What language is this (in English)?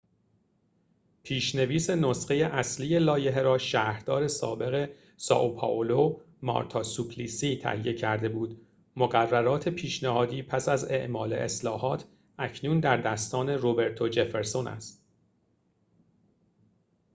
Persian